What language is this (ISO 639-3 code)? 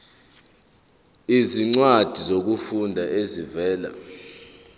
zul